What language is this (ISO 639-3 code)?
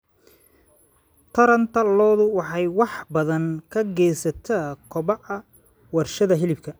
som